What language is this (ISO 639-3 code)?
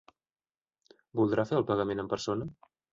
cat